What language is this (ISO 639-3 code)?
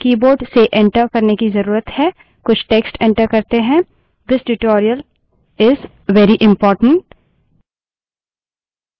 hin